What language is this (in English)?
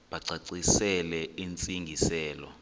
Xhosa